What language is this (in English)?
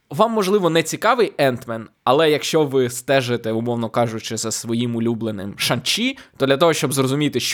Ukrainian